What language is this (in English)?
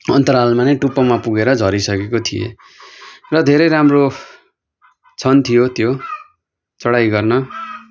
Nepali